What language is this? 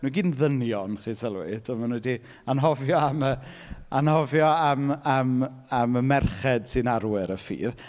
Welsh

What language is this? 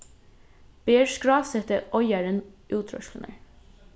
Faroese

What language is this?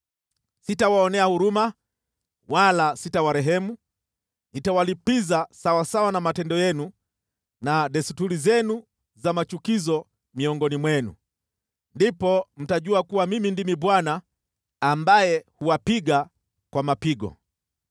Swahili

